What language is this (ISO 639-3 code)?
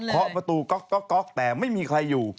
tha